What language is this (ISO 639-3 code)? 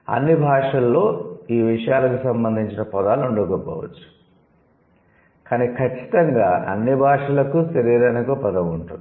tel